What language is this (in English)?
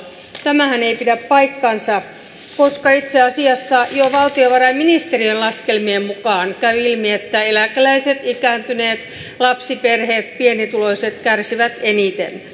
Finnish